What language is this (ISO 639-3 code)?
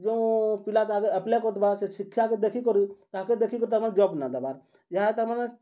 ori